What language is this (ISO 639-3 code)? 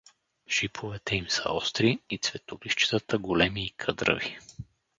bul